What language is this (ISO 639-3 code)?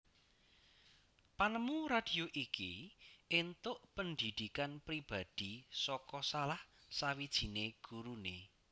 jav